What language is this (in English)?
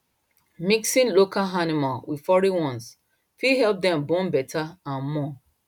Nigerian Pidgin